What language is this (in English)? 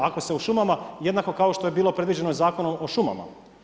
Croatian